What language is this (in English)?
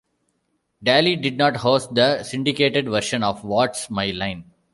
English